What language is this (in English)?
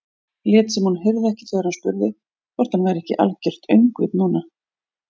Icelandic